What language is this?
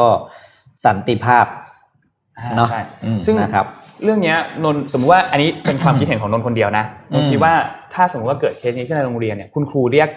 Thai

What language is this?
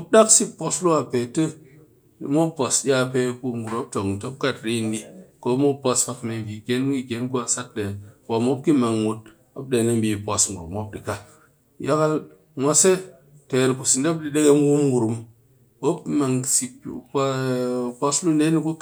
Cakfem-Mushere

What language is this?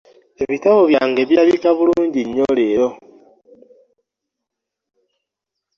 Ganda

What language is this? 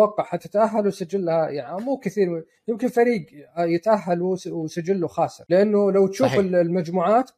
Arabic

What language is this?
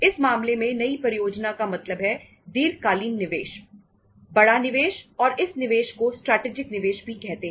Hindi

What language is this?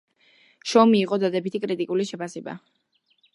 Georgian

